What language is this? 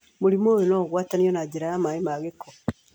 Kikuyu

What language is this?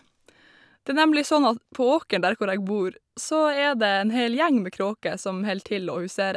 Norwegian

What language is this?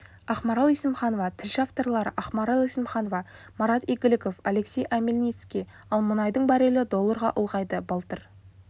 Kazakh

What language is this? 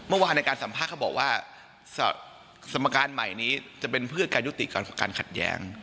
Thai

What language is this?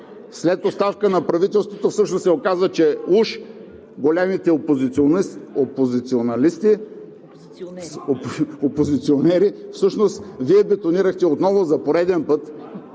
Bulgarian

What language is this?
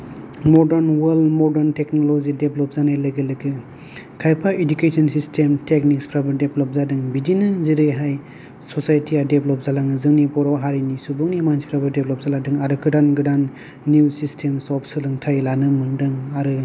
Bodo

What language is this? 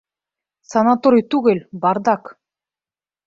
Bashkir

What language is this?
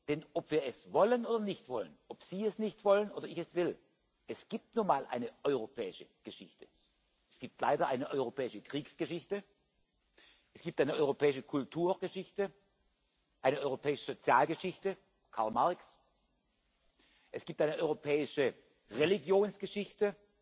German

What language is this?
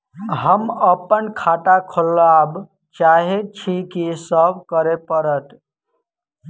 Maithili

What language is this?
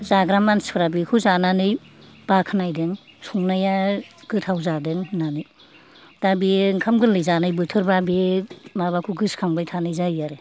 Bodo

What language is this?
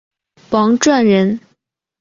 Chinese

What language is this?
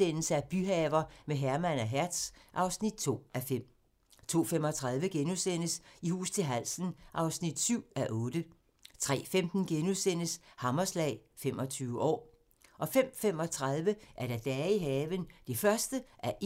Danish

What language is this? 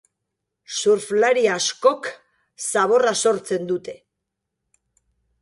Basque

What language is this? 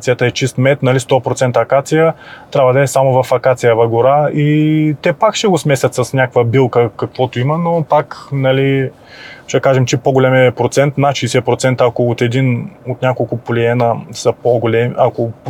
Bulgarian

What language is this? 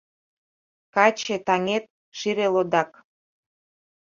Mari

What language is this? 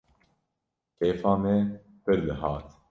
Kurdish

